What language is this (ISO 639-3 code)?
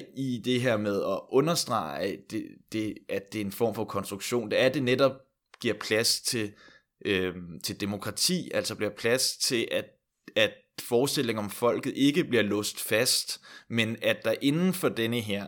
dan